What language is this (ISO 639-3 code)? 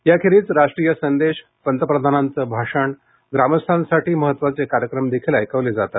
mar